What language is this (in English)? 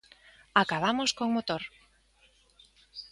Galician